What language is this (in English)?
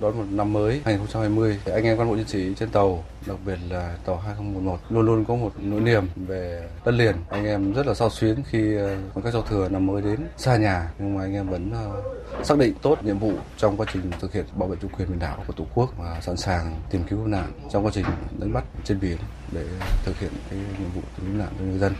Vietnamese